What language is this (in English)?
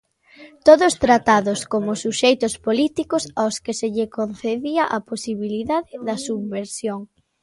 Galician